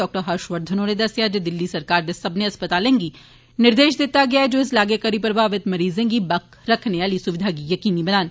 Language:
Dogri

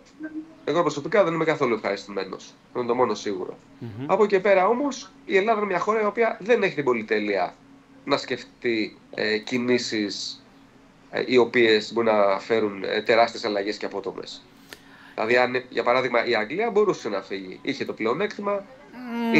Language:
Greek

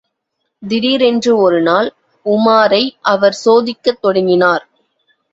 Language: Tamil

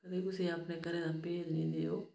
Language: Dogri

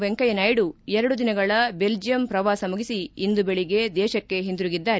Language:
Kannada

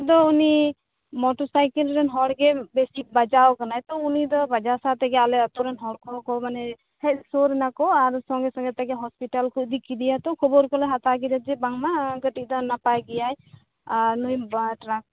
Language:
Santali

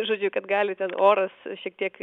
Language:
Lithuanian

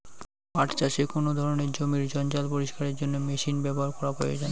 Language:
Bangla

